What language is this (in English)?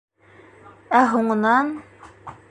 Bashkir